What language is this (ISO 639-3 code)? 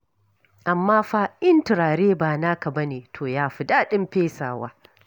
hau